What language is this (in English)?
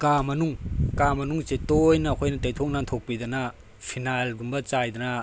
Manipuri